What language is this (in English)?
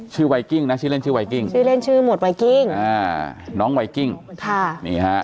Thai